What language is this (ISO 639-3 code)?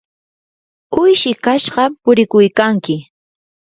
qur